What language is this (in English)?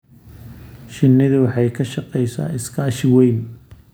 Somali